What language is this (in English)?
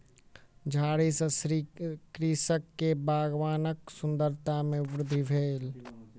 Maithili